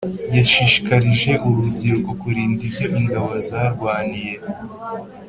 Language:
Kinyarwanda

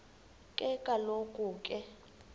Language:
Xhosa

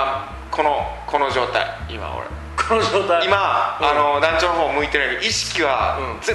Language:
Japanese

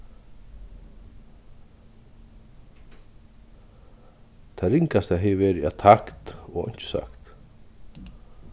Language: Faroese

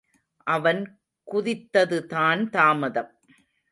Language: Tamil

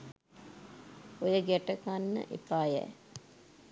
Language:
Sinhala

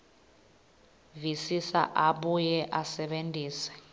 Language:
Swati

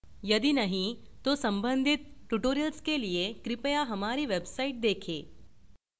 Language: Hindi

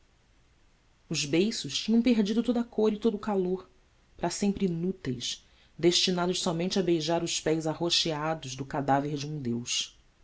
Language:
Portuguese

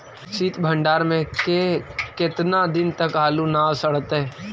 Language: Magahi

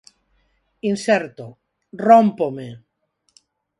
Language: Galician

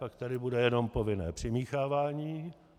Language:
Czech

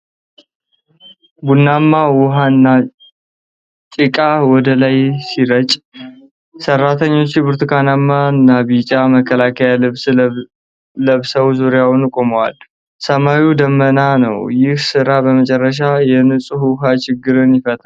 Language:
Amharic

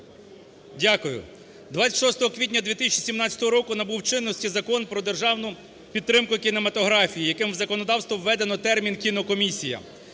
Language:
Ukrainian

